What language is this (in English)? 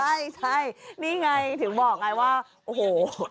Thai